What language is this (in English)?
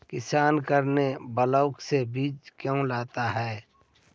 Magahi